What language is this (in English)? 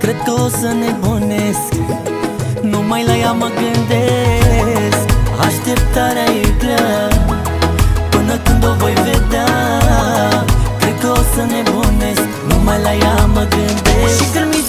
Romanian